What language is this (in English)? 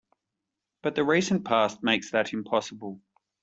English